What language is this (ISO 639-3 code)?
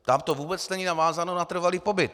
ces